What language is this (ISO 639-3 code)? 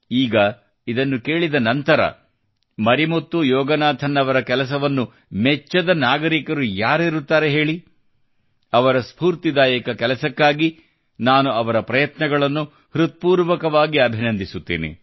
kan